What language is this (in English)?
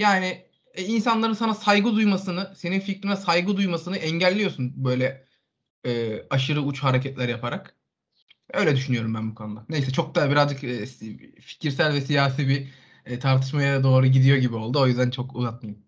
Turkish